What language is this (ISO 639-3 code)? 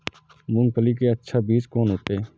mai